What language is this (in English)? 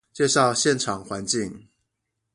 Chinese